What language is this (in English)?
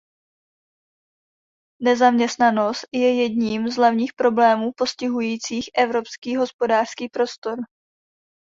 Czech